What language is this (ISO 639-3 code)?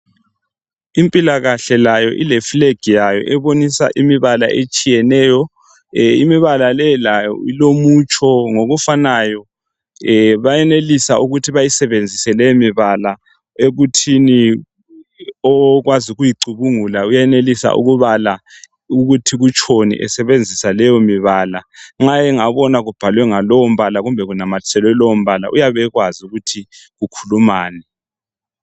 nde